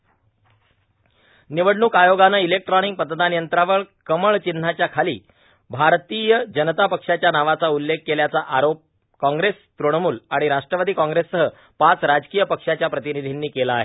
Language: Marathi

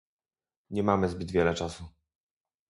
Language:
Polish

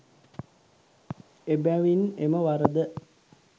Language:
Sinhala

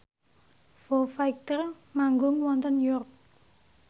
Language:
Javanese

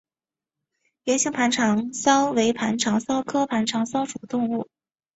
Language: Chinese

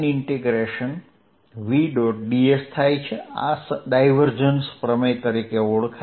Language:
Gujarati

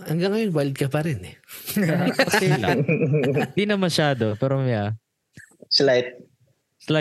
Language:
Filipino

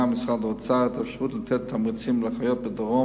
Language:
Hebrew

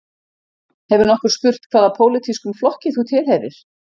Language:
Icelandic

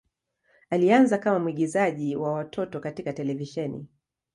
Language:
Swahili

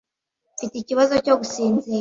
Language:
Kinyarwanda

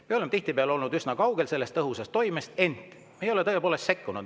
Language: Estonian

